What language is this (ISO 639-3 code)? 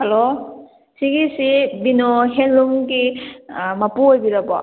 mni